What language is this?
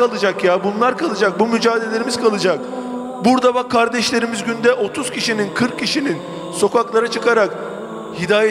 Turkish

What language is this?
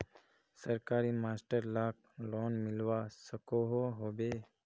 Magahi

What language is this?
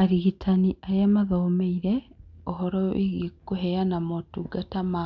Kikuyu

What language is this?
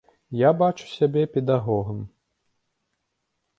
Belarusian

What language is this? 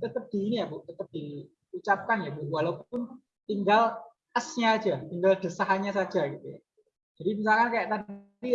Indonesian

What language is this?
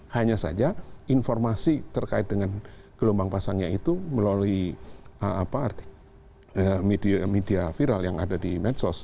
Indonesian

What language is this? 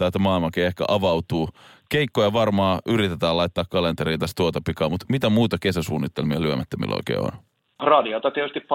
Finnish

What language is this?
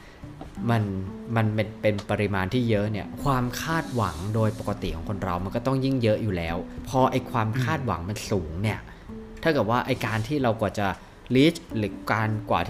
Thai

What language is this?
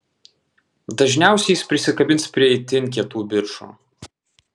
Lithuanian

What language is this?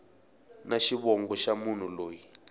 Tsonga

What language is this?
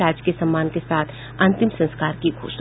Hindi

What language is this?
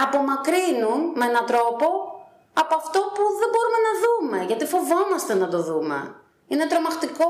Greek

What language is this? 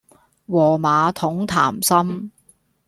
Cantonese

